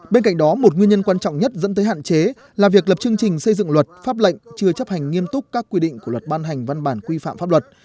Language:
Vietnamese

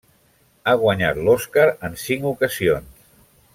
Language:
Catalan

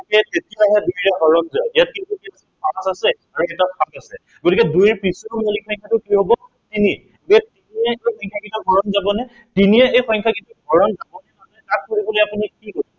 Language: Assamese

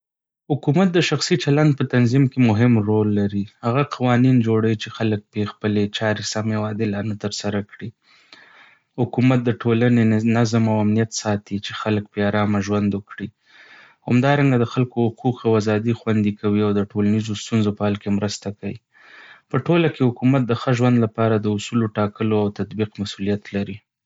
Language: Pashto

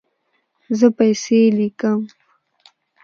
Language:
Pashto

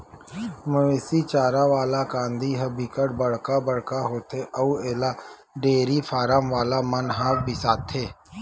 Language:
Chhattisgarhi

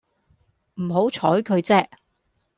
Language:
Cantonese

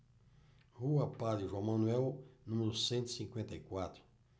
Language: Portuguese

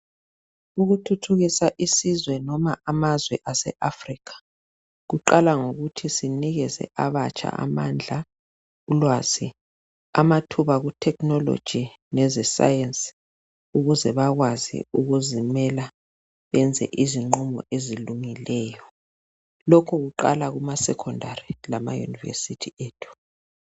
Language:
North Ndebele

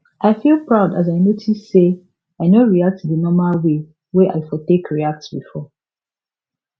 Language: Nigerian Pidgin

